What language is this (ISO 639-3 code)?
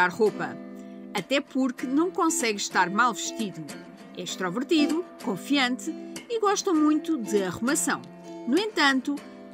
por